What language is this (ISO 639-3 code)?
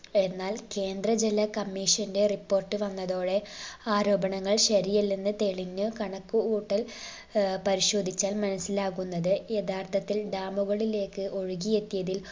mal